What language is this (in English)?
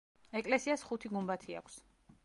Georgian